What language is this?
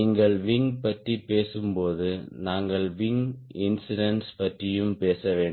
Tamil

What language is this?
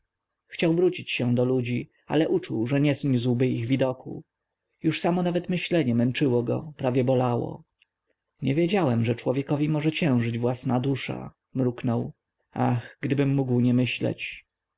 Polish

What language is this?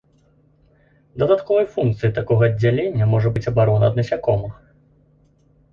Belarusian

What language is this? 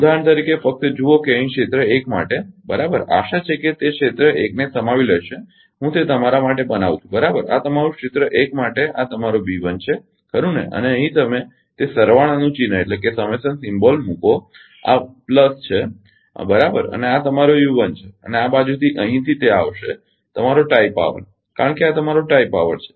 Gujarati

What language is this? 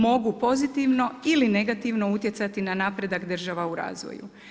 Croatian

